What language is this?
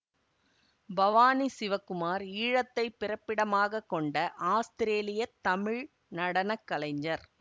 Tamil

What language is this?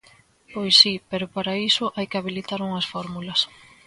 Galician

